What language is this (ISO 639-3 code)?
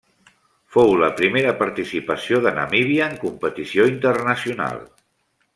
cat